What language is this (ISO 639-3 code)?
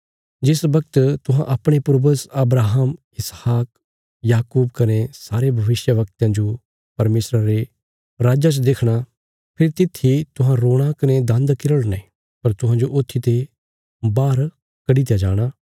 kfs